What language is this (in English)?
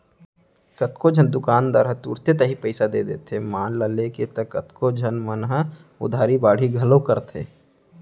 Chhattisgarhi